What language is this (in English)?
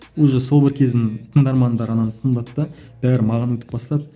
Kazakh